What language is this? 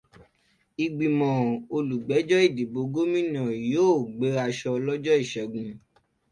Yoruba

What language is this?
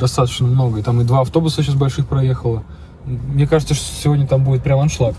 Russian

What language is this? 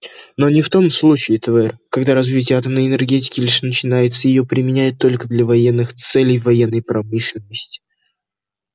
Russian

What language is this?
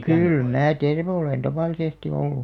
Finnish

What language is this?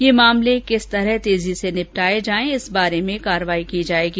Hindi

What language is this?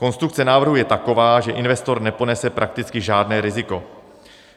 Czech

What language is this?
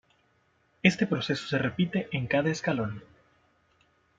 Spanish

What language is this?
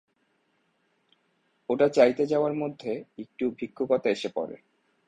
Bangla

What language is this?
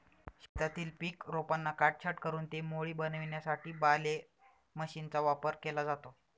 Marathi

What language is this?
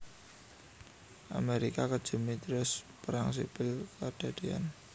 Javanese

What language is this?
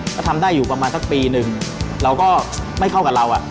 Thai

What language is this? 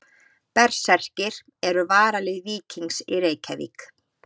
Icelandic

